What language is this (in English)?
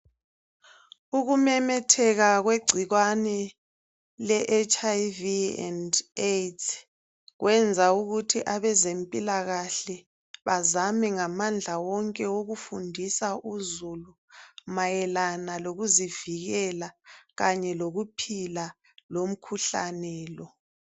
North Ndebele